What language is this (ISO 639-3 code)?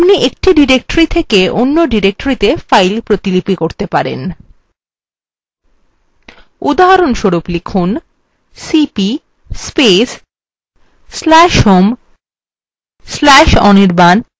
ben